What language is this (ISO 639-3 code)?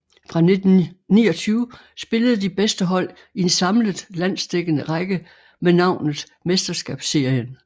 dan